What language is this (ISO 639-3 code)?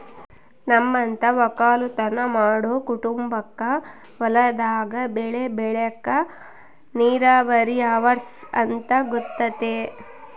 kan